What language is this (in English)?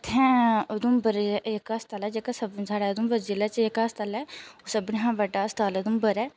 Dogri